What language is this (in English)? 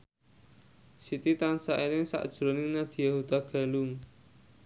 Javanese